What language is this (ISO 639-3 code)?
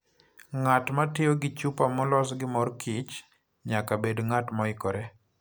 luo